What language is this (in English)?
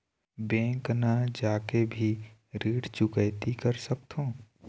Chhattisgarhi